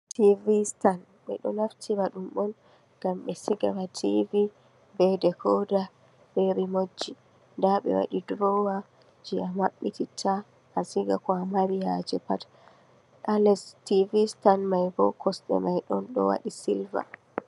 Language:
Fula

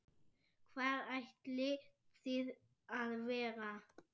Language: Icelandic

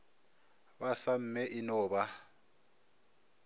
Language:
Northern Sotho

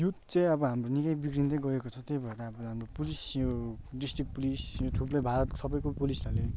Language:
Nepali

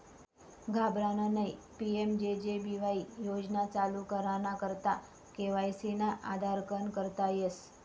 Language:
Marathi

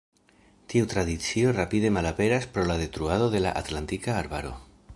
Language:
Esperanto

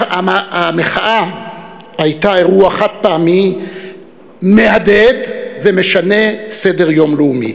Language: Hebrew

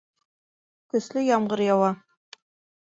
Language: Bashkir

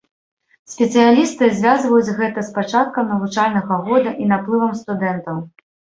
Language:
Belarusian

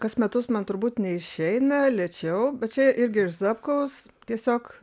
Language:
Lithuanian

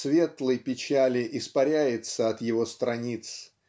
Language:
Russian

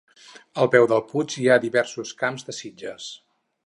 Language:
Catalan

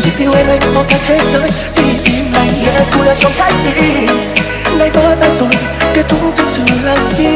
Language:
Vietnamese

